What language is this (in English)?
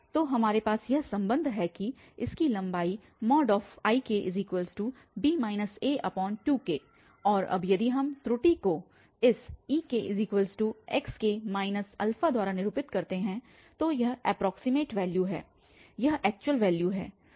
Hindi